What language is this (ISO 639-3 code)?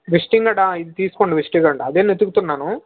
tel